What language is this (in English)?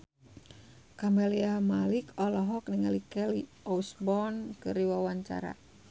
Sundanese